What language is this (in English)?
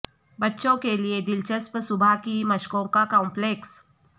Urdu